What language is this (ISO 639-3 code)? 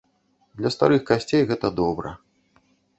bel